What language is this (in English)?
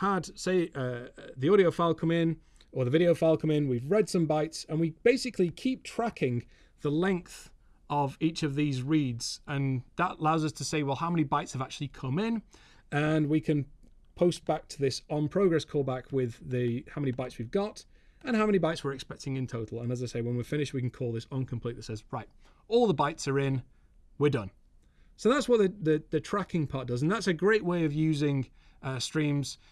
English